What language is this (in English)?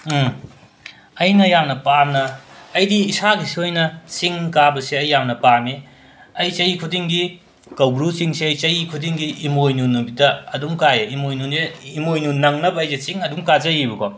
Manipuri